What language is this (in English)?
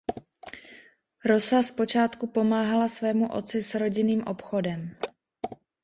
Czech